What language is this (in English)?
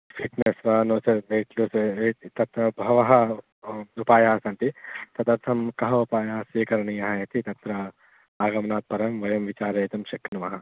Sanskrit